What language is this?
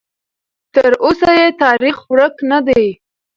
Pashto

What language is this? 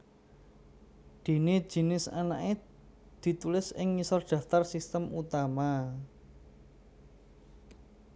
Javanese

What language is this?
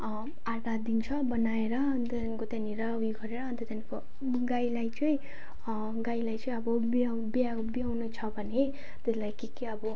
Nepali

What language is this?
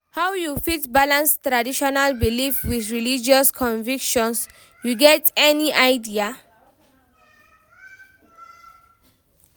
Nigerian Pidgin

